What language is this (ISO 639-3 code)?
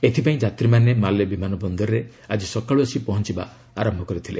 ori